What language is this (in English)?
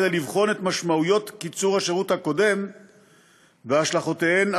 Hebrew